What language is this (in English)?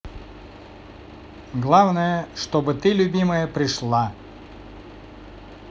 Russian